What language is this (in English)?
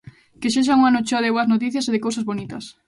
Galician